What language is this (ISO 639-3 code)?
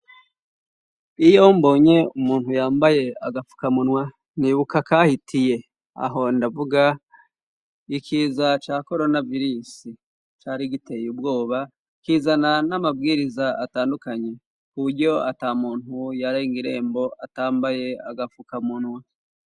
run